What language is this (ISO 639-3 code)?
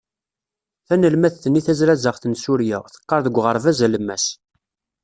kab